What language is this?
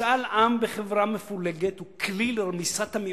Hebrew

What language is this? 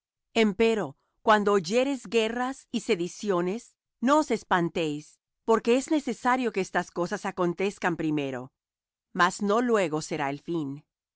Spanish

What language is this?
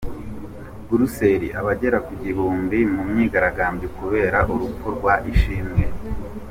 Kinyarwanda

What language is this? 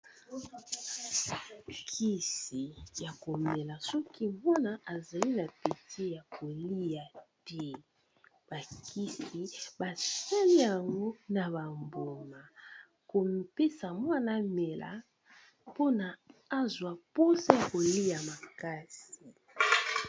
Lingala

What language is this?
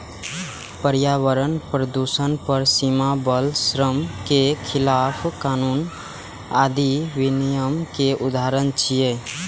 Maithili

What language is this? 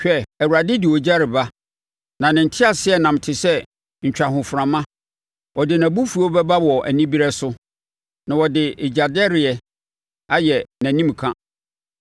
Akan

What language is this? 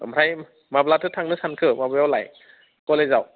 Bodo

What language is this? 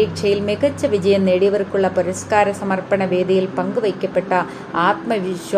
Malayalam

